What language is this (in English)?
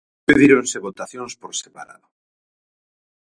Galician